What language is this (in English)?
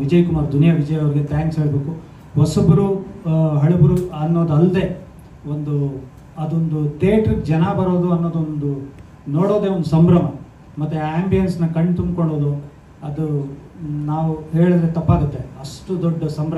Kannada